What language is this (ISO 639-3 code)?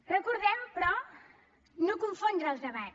cat